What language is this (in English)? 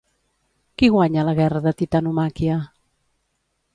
Catalan